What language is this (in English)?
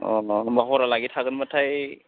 Bodo